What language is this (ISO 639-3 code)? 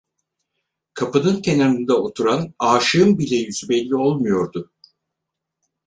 tur